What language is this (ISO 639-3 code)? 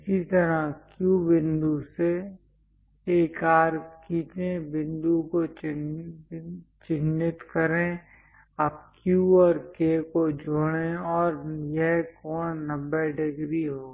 hin